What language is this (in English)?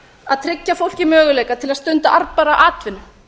Icelandic